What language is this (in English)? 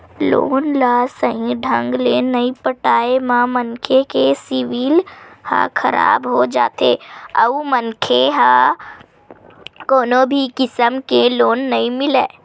Chhattisgarhi